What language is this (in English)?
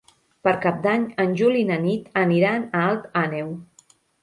Catalan